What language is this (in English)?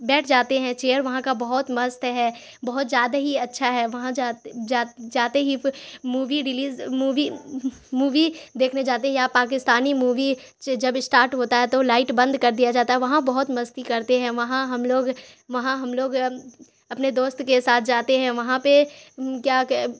Urdu